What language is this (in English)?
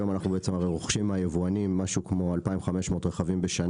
Hebrew